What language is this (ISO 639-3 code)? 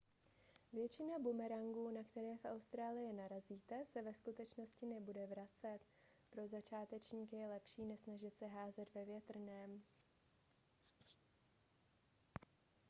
ces